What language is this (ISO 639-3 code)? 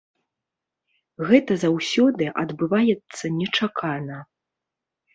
bel